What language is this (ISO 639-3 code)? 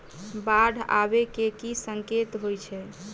mai